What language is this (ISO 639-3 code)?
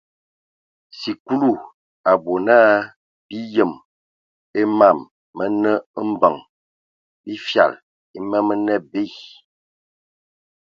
ewo